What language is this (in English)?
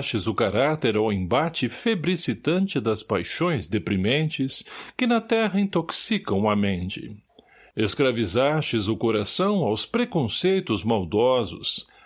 Portuguese